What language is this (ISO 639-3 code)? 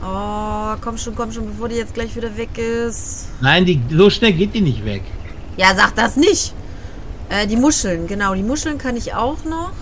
deu